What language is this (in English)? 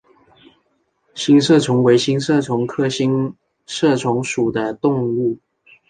Chinese